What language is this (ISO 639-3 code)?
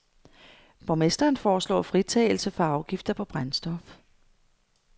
dan